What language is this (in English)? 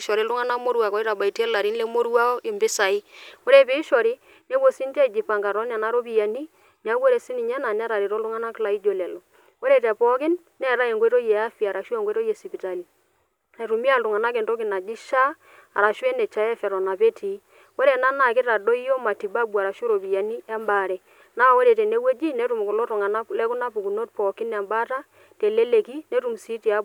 Masai